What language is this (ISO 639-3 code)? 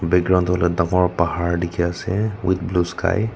nag